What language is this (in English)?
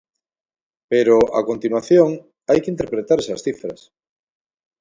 Galician